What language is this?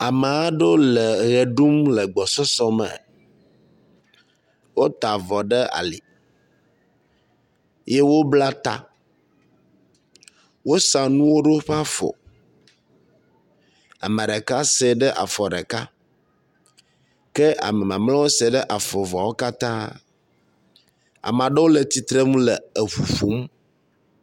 Ewe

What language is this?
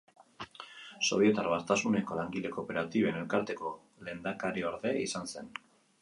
Basque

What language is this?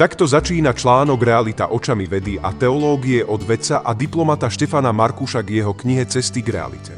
Slovak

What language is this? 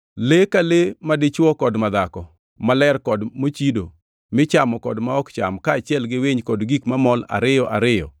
Luo (Kenya and Tanzania)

